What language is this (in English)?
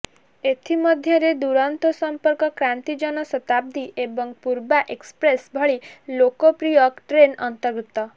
Odia